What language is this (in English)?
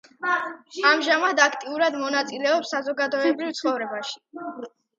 Georgian